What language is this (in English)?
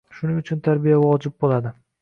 Uzbek